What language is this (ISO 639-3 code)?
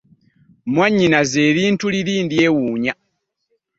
lug